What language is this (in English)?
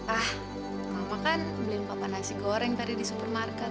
Indonesian